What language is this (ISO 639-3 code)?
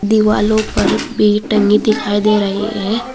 hin